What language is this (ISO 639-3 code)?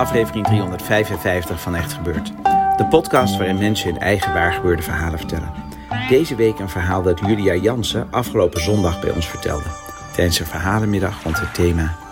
nld